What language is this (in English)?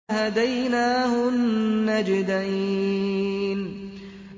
Arabic